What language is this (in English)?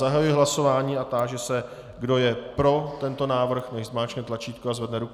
Czech